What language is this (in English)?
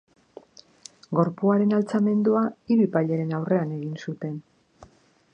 Basque